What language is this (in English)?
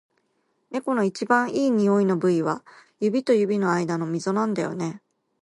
Japanese